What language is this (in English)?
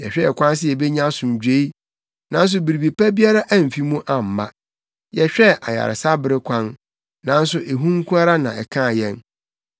Akan